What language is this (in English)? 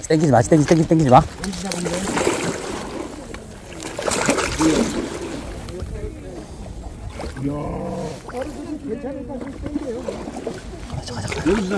Korean